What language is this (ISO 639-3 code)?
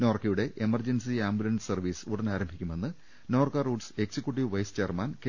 mal